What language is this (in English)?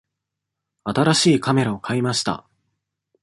Japanese